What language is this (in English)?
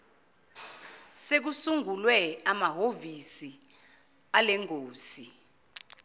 Zulu